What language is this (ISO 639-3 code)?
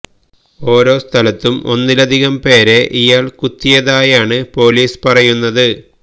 mal